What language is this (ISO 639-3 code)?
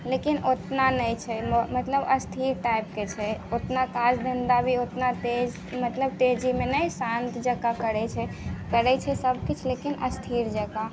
mai